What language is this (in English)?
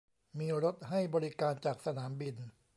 Thai